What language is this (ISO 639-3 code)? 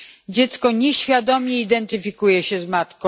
pol